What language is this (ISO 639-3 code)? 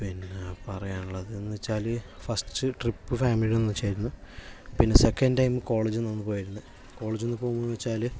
mal